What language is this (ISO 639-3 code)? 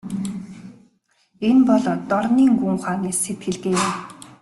mon